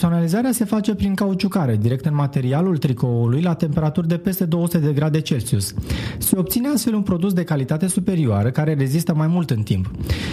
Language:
Romanian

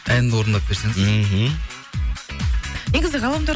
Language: Kazakh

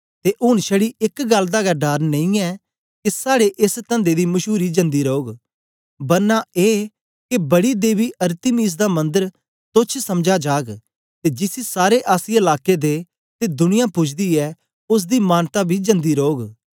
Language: Dogri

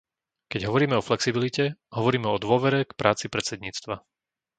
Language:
Slovak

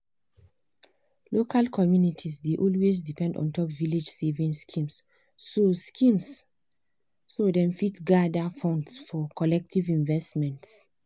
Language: Nigerian Pidgin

